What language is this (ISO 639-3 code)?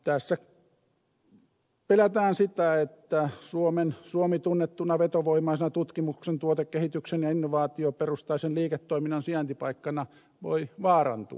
fin